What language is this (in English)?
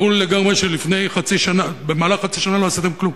Hebrew